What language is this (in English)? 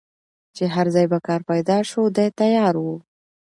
Pashto